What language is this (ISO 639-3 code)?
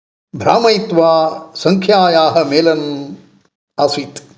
san